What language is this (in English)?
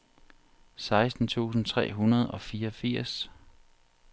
Danish